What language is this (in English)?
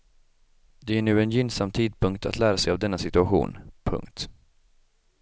Swedish